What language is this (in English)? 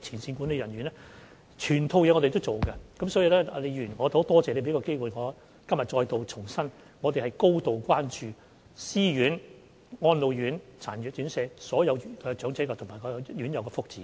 Cantonese